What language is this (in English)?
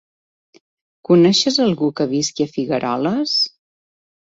Catalan